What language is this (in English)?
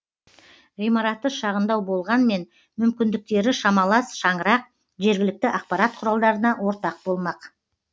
Kazakh